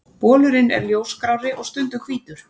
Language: Icelandic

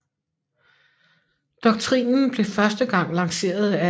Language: Danish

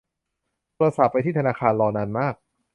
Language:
Thai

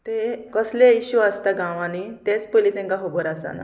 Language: Konkani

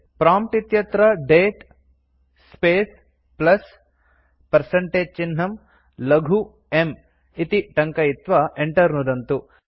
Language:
Sanskrit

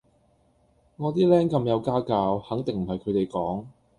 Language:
Cantonese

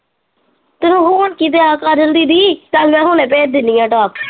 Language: Punjabi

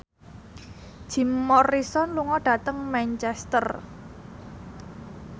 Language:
Javanese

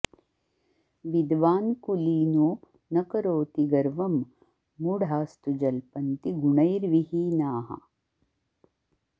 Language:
Sanskrit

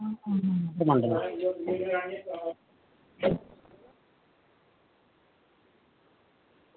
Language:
Dogri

